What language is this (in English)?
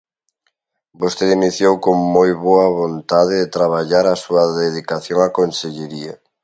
Galician